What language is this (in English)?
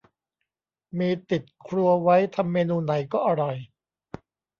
Thai